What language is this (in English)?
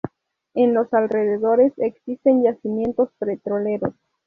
Spanish